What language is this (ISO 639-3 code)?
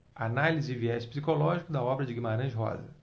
por